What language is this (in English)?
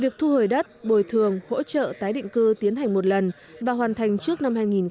Vietnamese